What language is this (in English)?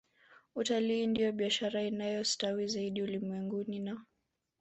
Swahili